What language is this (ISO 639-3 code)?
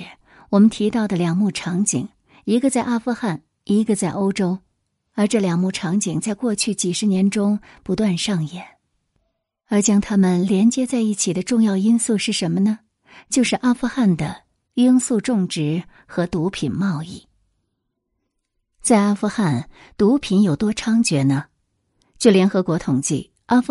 zho